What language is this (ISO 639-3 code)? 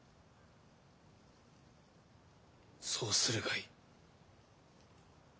jpn